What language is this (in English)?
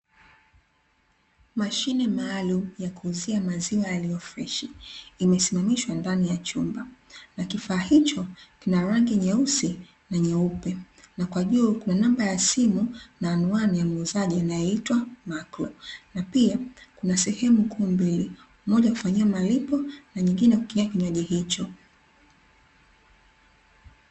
Swahili